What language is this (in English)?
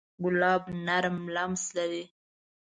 Pashto